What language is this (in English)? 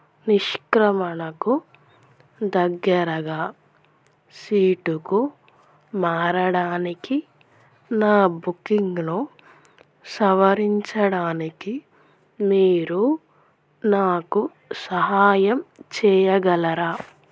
Telugu